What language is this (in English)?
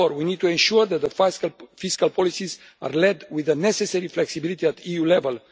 English